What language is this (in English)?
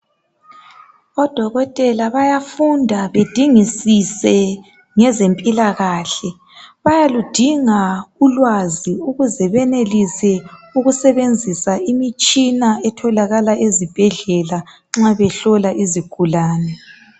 North Ndebele